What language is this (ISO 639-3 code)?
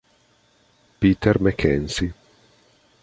ita